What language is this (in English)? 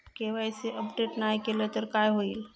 Marathi